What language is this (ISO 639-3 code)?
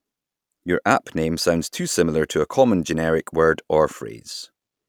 eng